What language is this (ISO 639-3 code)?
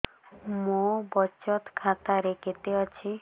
ori